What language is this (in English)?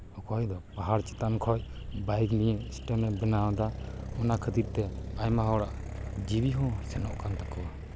Santali